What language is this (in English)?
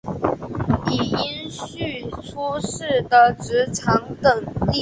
Chinese